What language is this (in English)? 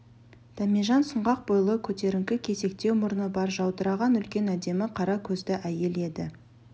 Kazakh